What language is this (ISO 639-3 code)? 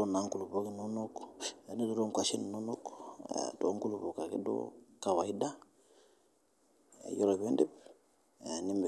mas